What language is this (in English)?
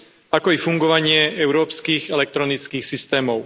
Slovak